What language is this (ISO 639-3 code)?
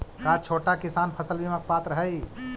mag